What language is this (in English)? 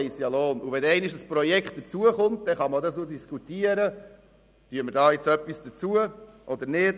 Swiss German